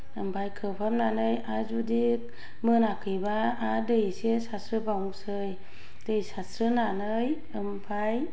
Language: Bodo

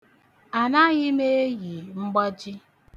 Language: Igbo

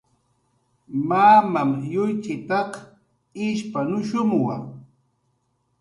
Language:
Jaqaru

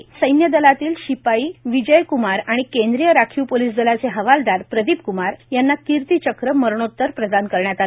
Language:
Marathi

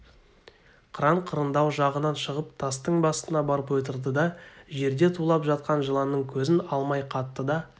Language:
Kazakh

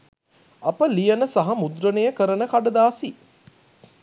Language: Sinhala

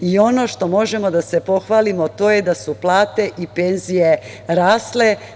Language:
Serbian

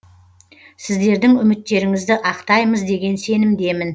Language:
Kazakh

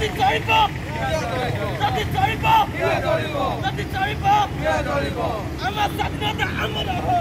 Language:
Hindi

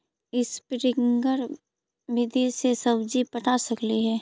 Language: Magahi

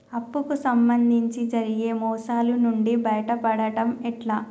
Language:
Telugu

